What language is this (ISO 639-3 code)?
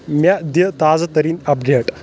kas